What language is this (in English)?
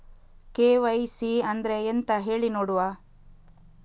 Kannada